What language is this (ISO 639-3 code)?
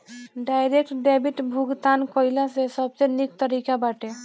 bho